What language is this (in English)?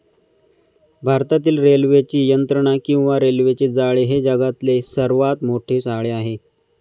Marathi